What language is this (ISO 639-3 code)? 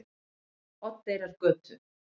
isl